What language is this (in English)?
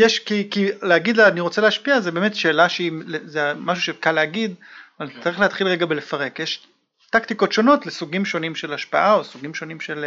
Hebrew